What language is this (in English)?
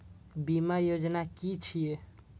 Maithili